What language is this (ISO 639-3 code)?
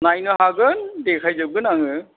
brx